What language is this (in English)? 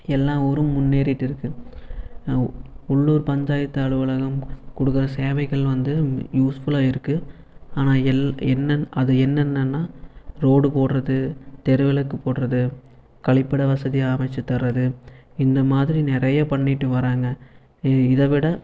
Tamil